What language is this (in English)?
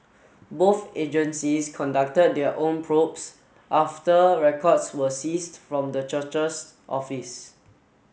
English